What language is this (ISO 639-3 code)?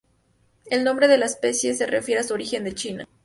spa